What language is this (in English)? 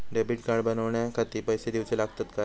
Marathi